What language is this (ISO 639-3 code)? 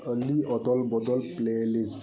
sat